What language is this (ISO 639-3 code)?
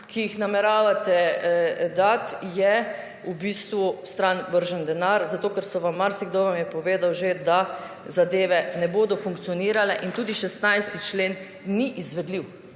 slv